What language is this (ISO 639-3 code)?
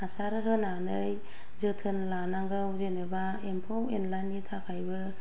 brx